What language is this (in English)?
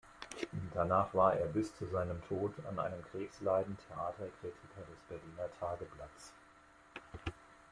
German